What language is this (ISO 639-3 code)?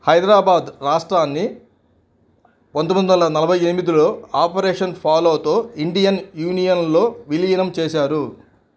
tel